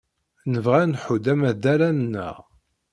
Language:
Kabyle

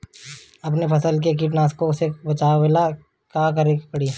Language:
Bhojpuri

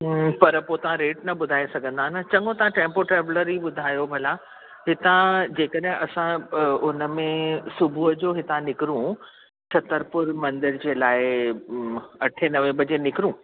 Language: Sindhi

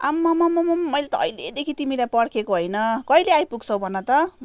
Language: Nepali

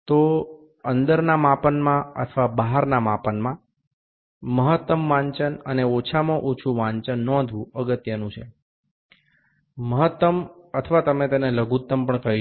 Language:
Gujarati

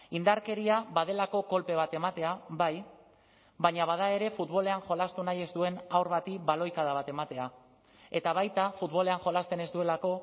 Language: Basque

